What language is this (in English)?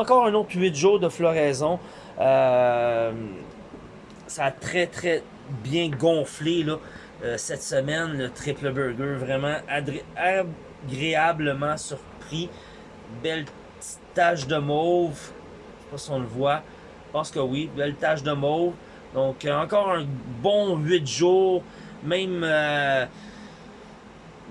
French